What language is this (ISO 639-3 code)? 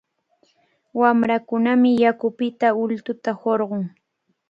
qvl